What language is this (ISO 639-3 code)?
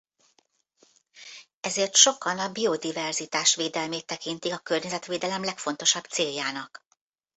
hun